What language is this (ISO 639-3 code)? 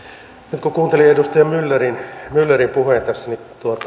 fin